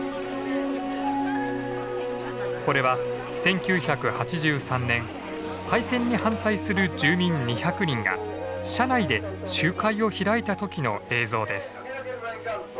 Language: Japanese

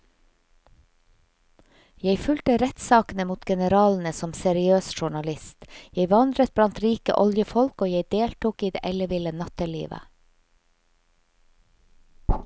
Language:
Norwegian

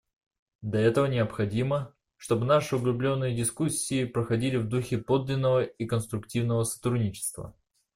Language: Russian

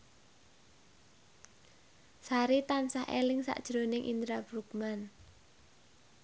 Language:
Javanese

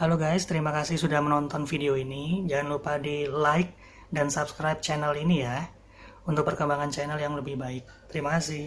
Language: Indonesian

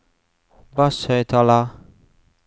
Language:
Norwegian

